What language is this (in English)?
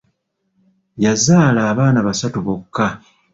Ganda